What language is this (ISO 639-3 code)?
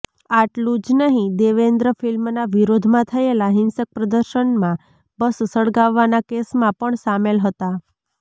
guj